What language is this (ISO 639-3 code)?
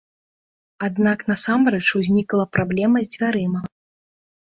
bel